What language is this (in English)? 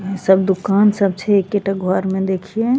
Maithili